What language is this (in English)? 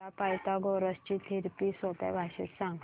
Marathi